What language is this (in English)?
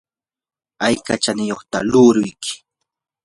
Yanahuanca Pasco Quechua